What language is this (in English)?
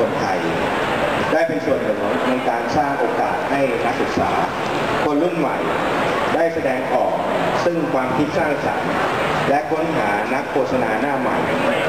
Thai